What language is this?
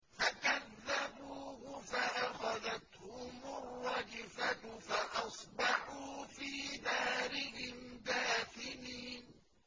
Arabic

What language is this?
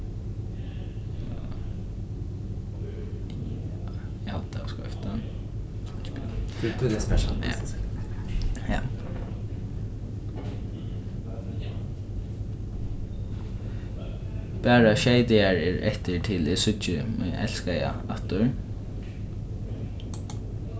Faroese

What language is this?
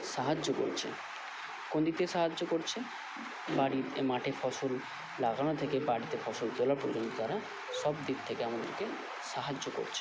Bangla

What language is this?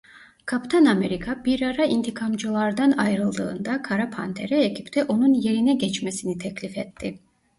Turkish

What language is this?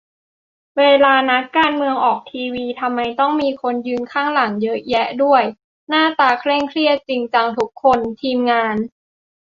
Thai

